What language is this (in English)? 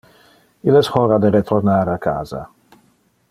Interlingua